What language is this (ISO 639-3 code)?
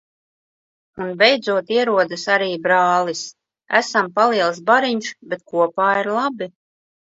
lav